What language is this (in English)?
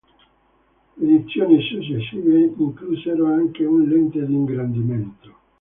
Italian